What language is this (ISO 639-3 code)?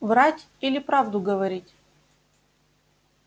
rus